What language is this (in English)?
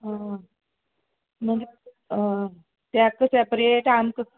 Konkani